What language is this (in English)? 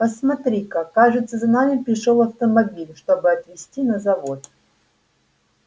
Russian